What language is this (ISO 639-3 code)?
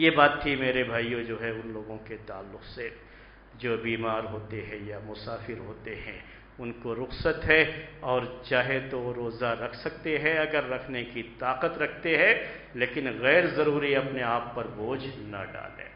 ara